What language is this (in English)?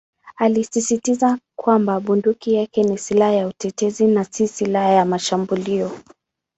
Swahili